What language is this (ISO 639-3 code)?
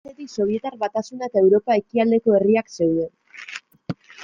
eus